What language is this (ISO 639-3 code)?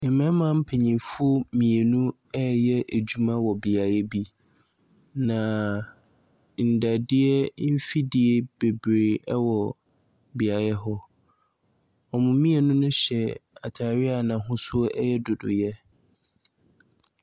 aka